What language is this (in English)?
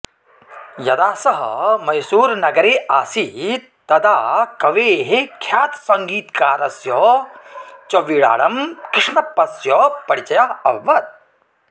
Sanskrit